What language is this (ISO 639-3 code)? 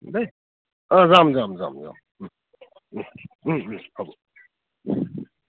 asm